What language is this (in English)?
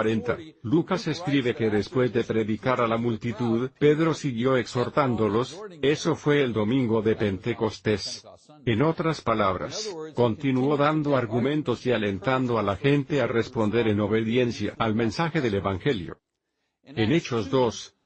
Spanish